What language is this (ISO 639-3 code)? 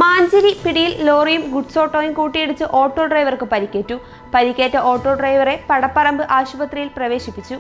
mal